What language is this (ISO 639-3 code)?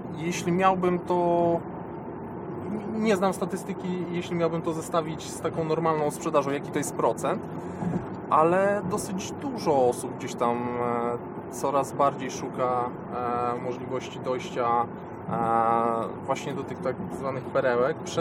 pol